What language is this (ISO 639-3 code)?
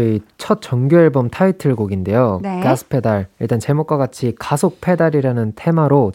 kor